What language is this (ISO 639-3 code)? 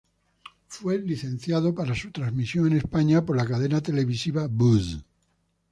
spa